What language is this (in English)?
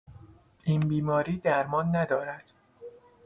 Persian